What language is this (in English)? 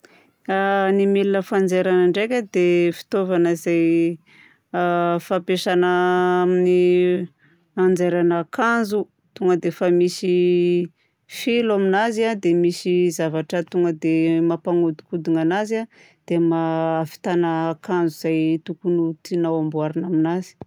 Southern Betsimisaraka Malagasy